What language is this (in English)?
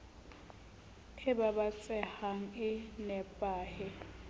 Southern Sotho